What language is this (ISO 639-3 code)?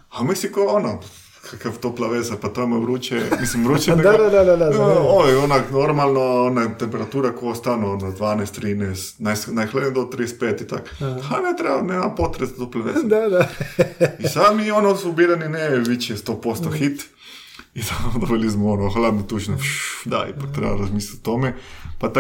hrv